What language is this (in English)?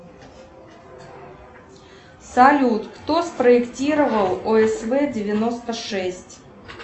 Russian